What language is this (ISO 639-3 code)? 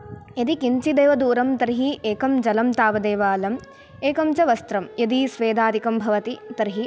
san